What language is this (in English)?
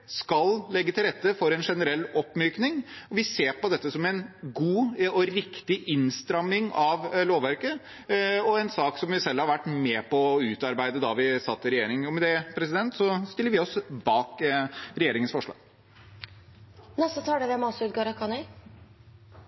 Norwegian Bokmål